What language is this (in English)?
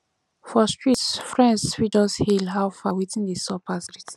Nigerian Pidgin